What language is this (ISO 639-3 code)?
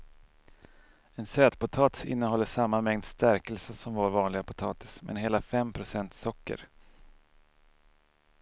swe